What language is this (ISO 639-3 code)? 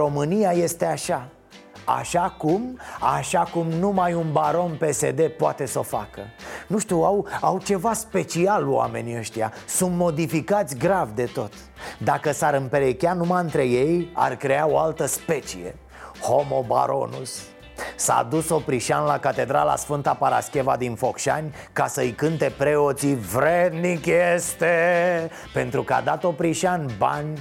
ron